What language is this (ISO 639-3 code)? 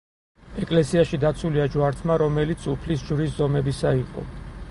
kat